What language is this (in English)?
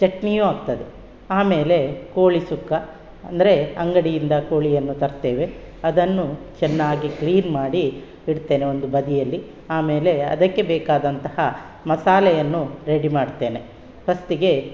Kannada